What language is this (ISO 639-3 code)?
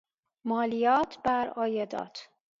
fas